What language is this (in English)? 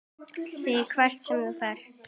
Icelandic